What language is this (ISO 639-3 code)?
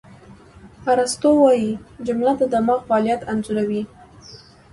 pus